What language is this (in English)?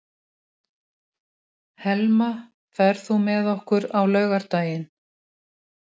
Icelandic